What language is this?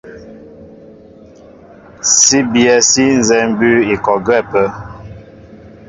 Mbo (Cameroon)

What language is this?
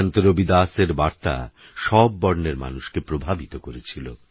Bangla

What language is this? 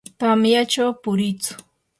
Yanahuanca Pasco Quechua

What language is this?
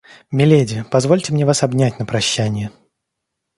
Russian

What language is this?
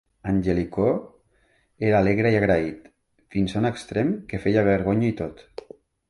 Catalan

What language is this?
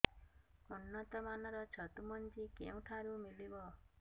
Odia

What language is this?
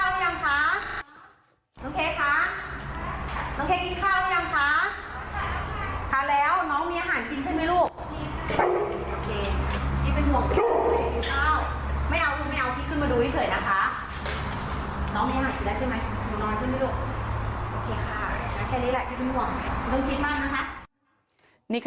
Thai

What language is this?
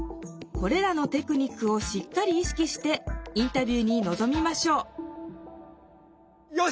Japanese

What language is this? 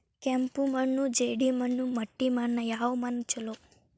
Kannada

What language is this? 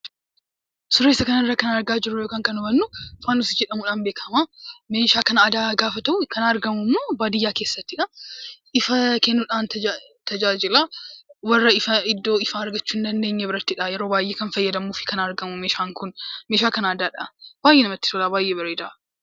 Oromo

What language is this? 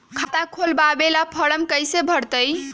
Magahi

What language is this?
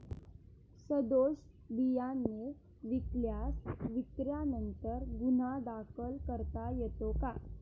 Marathi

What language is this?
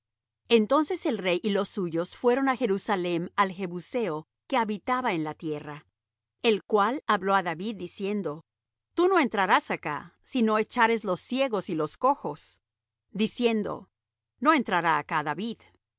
Spanish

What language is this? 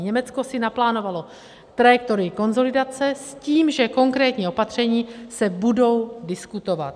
Czech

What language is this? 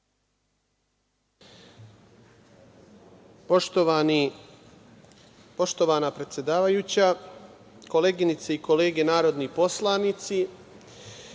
Serbian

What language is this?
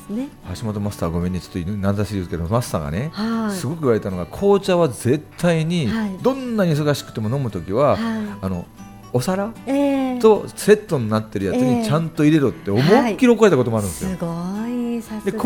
Japanese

